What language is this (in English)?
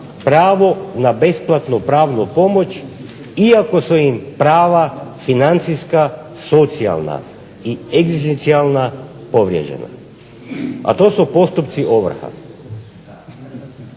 Croatian